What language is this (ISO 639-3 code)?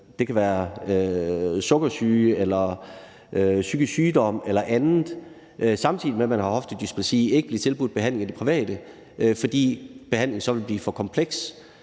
dan